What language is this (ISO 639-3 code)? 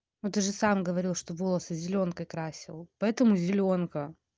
rus